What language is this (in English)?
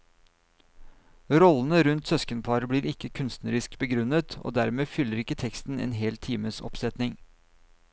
Norwegian